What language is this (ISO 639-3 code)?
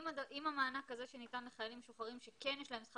heb